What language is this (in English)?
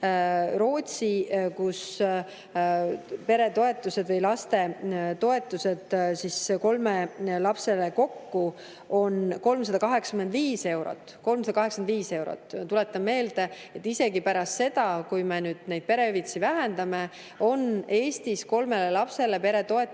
Estonian